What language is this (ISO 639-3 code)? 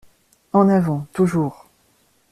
fra